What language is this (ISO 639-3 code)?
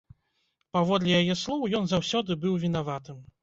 bel